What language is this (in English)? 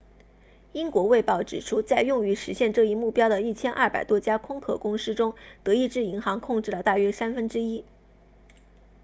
Chinese